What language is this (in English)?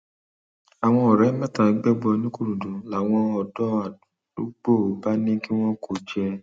Yoruba